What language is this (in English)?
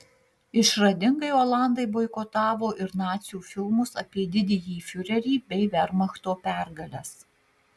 Lithuanian